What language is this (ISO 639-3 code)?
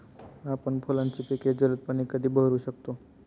mar